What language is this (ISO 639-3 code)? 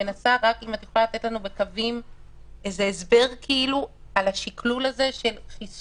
heb